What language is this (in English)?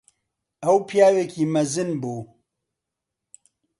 Central Kurdish